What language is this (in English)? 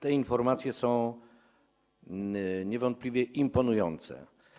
Polish